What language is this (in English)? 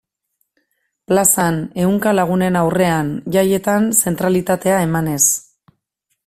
Basque